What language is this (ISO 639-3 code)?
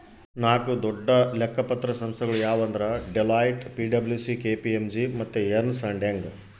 kan